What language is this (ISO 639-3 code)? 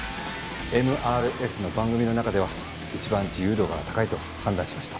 jpn